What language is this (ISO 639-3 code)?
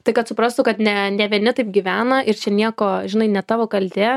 lit